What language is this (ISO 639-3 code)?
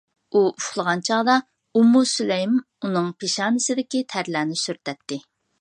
uig